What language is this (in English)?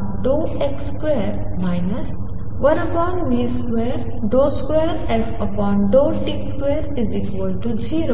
Marathi